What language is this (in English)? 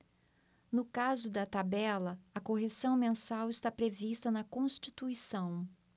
Portuguese